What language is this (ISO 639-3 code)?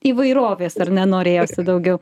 lit